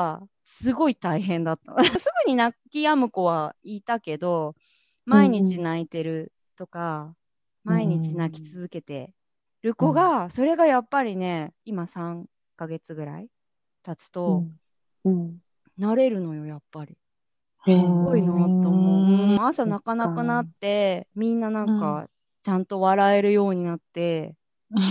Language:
Japanese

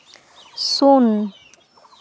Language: Santali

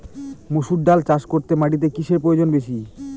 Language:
Bangla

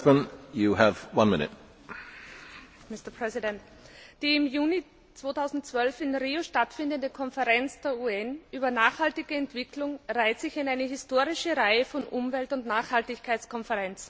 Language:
German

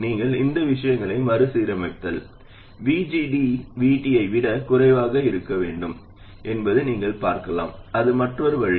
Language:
Tamil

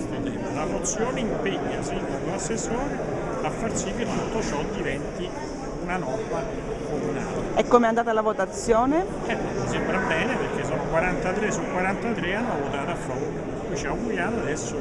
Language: Italian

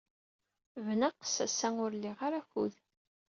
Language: Kabyle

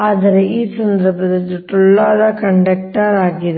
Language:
Kannada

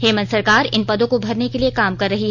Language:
Hindi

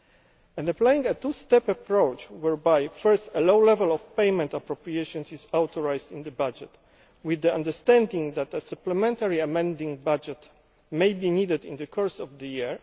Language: English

